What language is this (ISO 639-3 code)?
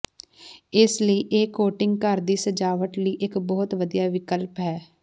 pan